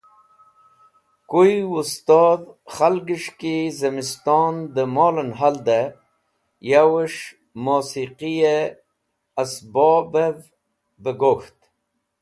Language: Wakhi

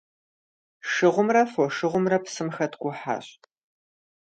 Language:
Kabardian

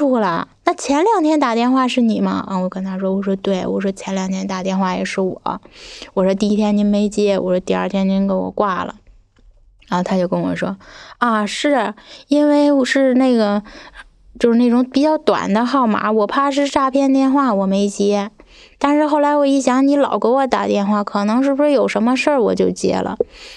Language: Chinese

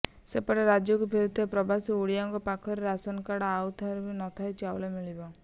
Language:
Odia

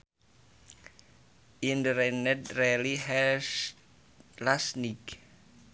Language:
Sundanese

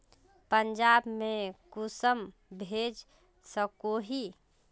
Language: Magahi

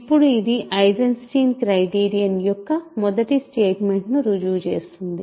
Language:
Telugu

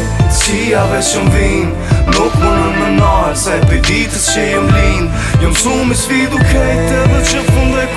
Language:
Italian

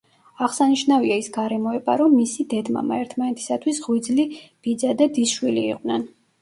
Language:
Georgian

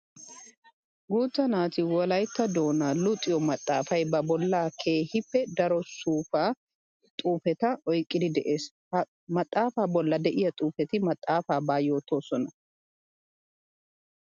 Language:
Wolaytta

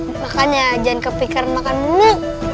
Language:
Indonesian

